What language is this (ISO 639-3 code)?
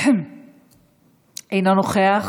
heb